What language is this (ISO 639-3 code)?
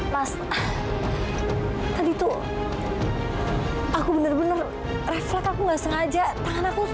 ind